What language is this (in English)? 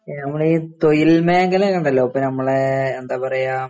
Malayalam